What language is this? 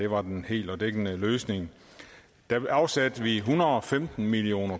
Danish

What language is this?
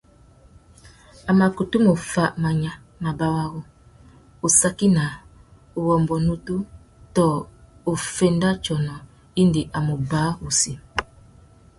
Tuki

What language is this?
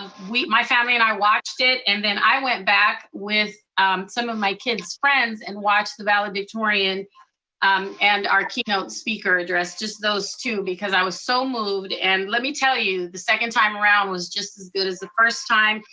English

